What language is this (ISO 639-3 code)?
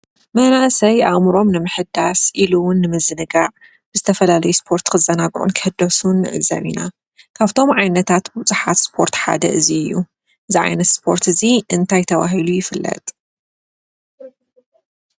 tir